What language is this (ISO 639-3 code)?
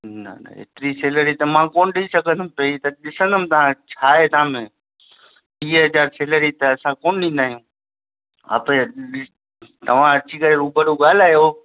snd